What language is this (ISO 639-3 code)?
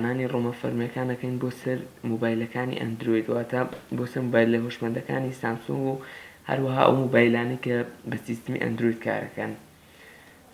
ara